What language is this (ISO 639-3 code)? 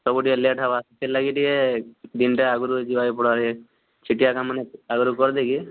ori